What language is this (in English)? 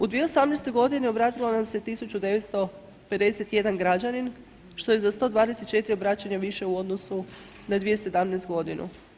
Croatian